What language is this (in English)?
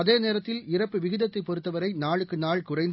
Tamil